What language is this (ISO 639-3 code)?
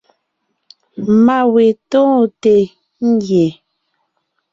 nnh